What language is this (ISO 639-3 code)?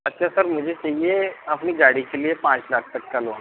hin